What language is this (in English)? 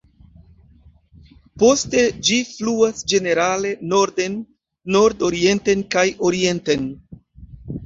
Esperanto